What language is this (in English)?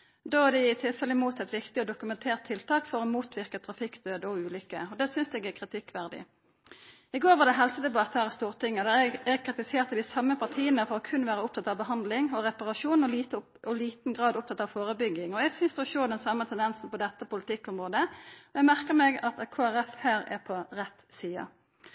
Norwegian Nynorsk